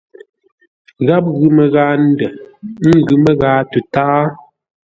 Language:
Ngombale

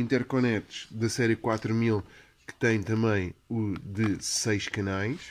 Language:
Portuguese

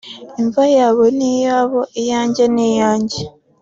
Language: Kinyarwanda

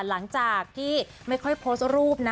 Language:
Thai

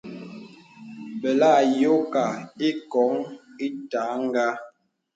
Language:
Bebele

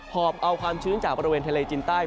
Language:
Thai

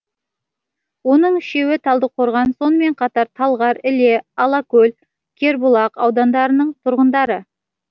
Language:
Kazakh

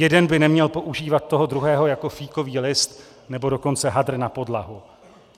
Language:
Czech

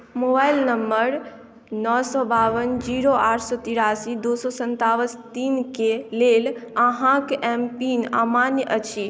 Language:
Maithili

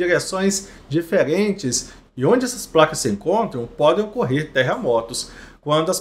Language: Portuguese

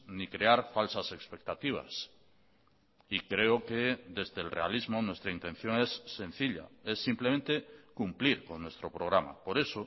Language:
Spanish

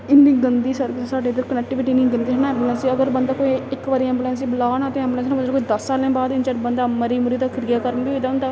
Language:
Dogri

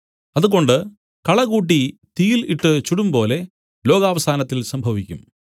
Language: Malayalam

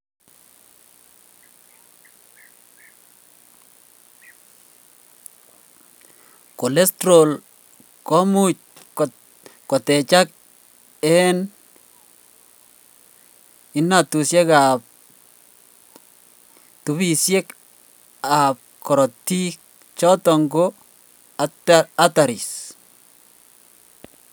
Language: Kalenjin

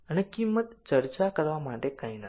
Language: Gujarati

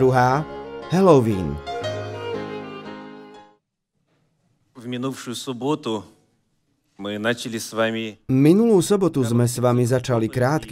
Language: Slovak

